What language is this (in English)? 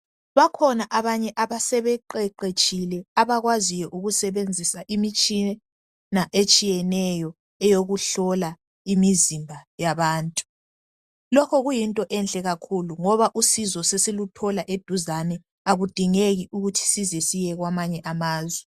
North Ndebele